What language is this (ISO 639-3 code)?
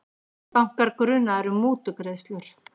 isl